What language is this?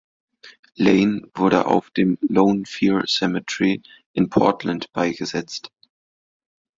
German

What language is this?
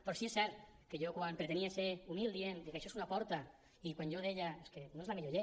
Catalan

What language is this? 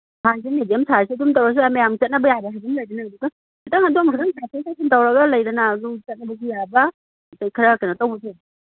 Manipuri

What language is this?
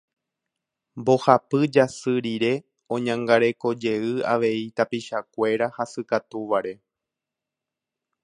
Guarani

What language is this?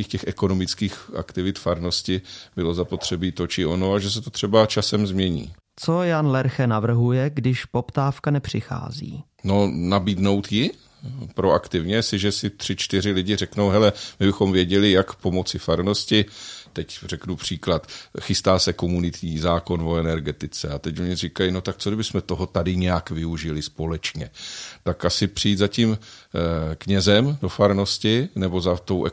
Czech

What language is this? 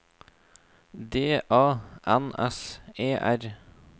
Norwegian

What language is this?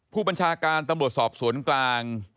Thai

